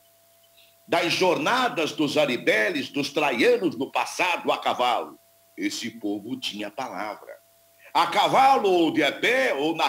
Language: Portuguese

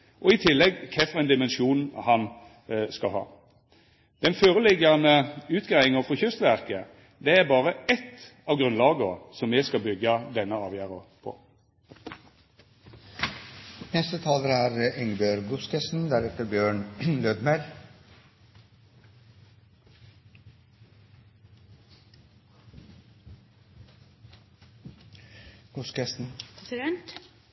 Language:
Norwegian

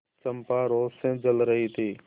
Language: Hindi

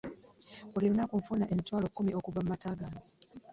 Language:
Ganda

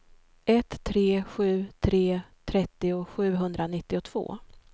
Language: Swedish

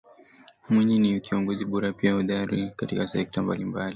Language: Swahili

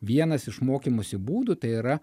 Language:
Lithuanian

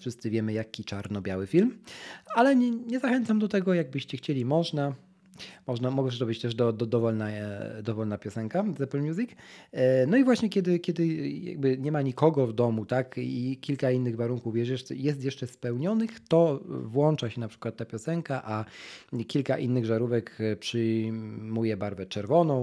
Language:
Polish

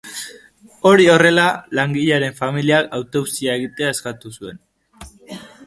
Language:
Basque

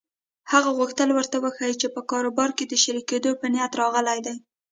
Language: Pashto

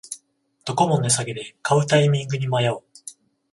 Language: Japanese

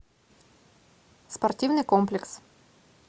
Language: Russian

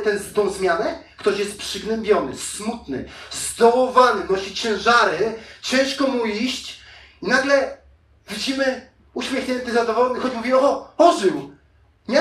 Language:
Polish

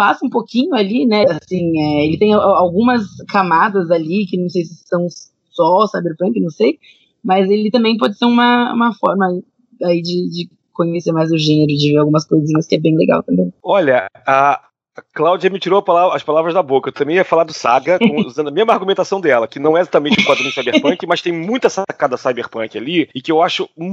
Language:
Portuguese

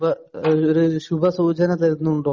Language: Malayalam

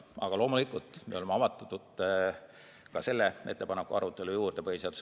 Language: Estonian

